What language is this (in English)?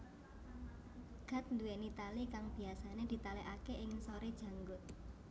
Javanese